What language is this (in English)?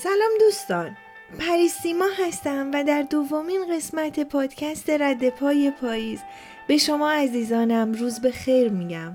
Persian